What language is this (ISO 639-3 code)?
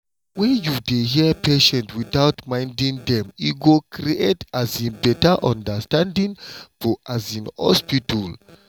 pcm